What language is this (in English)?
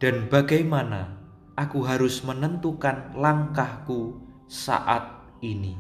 Indonesian